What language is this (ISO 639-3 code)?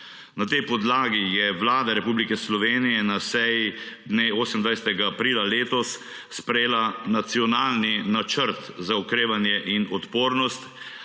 slv